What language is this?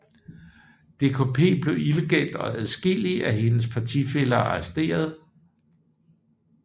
Danish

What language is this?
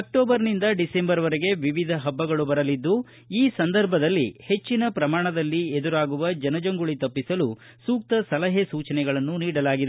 Kannada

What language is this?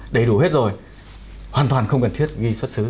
Vietnamese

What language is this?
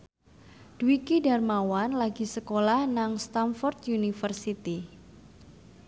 Javanese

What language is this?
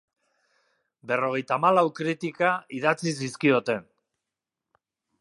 Basque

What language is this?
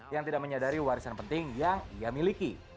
Indonesian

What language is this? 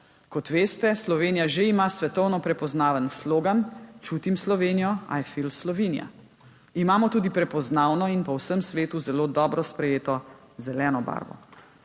Slovenian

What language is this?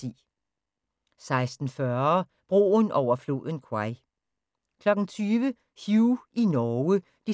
Danish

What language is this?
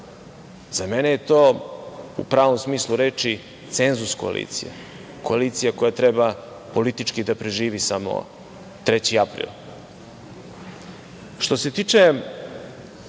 Serbian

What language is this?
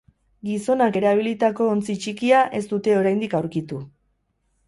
Basque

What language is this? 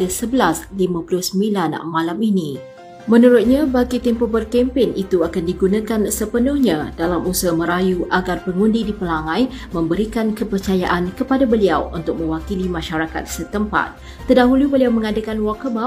Malay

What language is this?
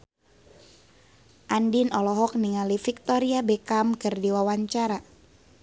Sundanese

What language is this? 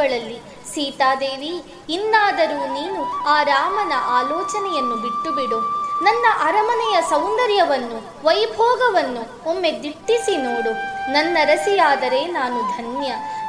Kannada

